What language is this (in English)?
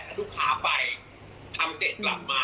Thai